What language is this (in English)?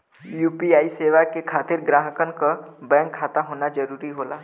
Bhojpuri